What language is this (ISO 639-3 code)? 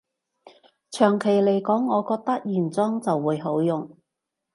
yue